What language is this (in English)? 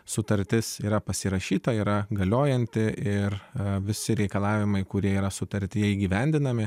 Lithuanian